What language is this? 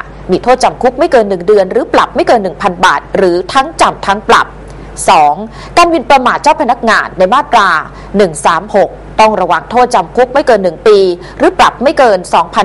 Thai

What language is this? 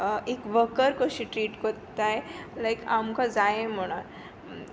Konkani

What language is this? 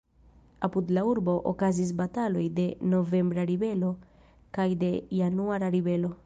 Esperanto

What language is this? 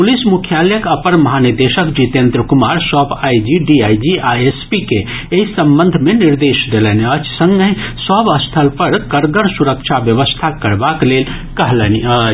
Maithili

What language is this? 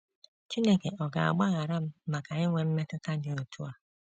Igbo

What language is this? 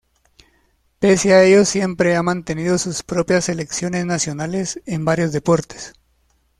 Spanish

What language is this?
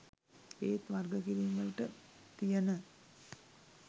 Sinhala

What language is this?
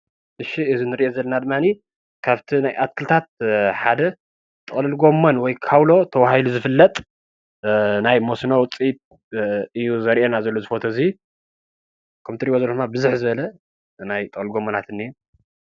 Tigrinya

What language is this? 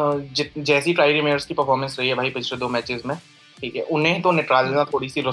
Hindi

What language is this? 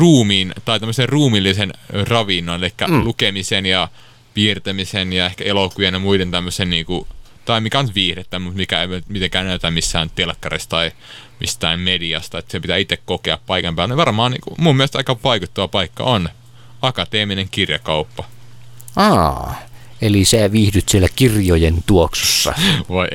Finnish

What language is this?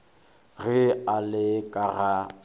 Northern Sotho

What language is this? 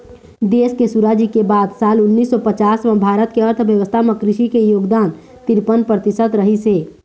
Chhattisgarhi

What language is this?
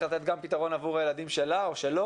Hebrew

